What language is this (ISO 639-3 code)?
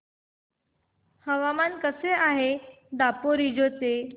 mar